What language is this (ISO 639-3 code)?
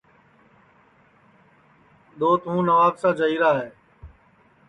ssi